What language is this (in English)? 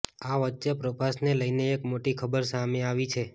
Gujarati